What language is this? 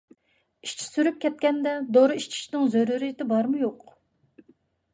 Uyghur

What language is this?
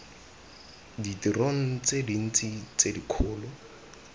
Tswana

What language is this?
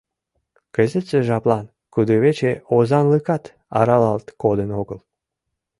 Mari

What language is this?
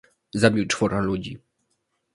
Polish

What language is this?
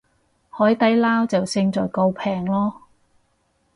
Cantonese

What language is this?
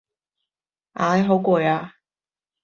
Cantonese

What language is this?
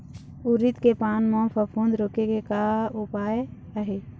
Chhattisgarhi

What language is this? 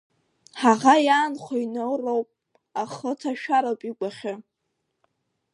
Abkhazian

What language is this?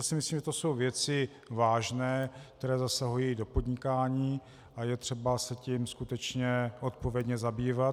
Czech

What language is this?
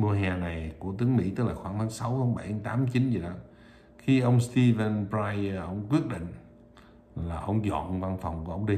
Vietnamese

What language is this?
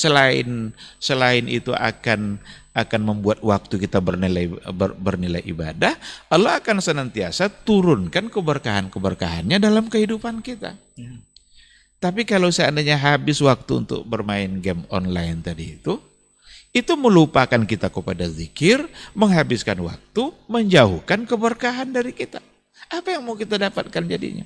Indonesian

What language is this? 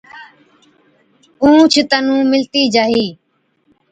Od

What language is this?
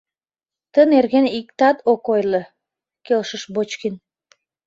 Mari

